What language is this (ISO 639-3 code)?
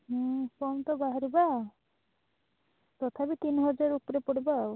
ori